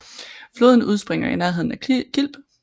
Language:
Danish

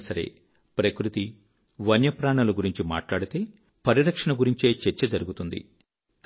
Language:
Telugu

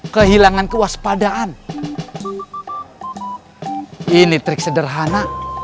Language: Indonesian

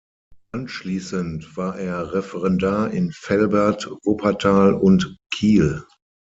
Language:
German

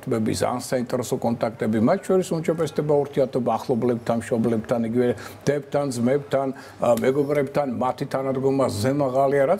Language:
Romanian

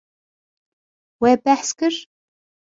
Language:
Kurdish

